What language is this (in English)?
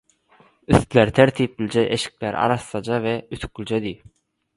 Turkmen